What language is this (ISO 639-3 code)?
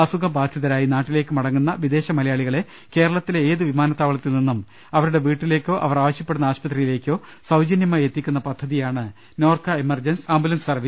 mal